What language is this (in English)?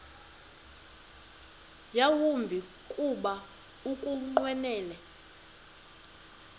Xhosa